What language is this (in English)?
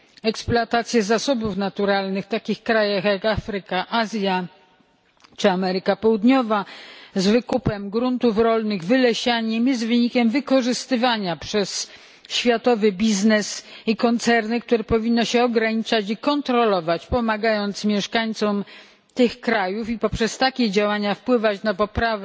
Polish